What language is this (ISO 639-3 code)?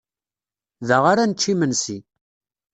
kab